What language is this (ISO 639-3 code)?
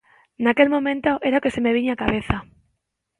glg